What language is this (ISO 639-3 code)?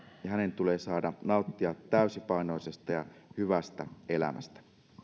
fin